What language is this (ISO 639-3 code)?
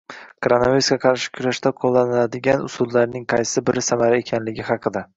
uzb